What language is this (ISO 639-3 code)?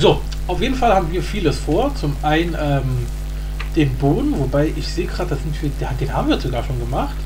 deu